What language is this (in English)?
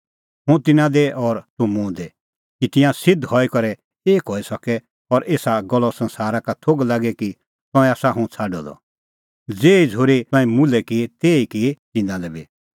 Kullu Pahari